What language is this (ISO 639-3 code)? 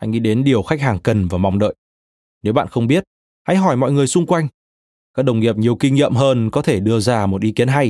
vie